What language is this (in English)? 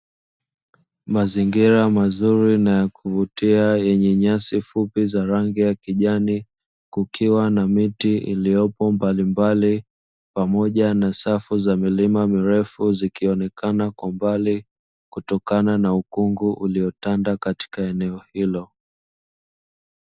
Swahili